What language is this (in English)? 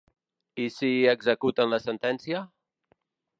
Catalan